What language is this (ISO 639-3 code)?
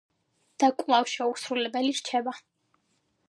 kat